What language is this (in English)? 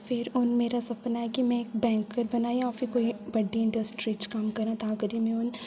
Dogri